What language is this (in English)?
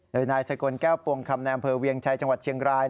Thai